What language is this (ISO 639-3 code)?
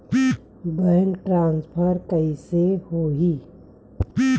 hne